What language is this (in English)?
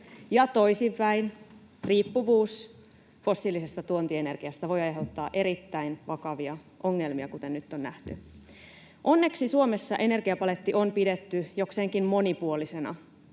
Finnish